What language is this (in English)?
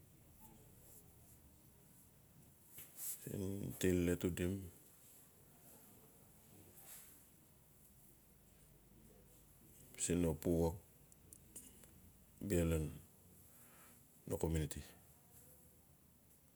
Notsi